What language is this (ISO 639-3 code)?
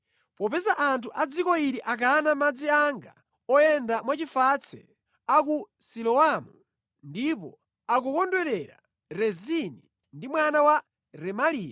nya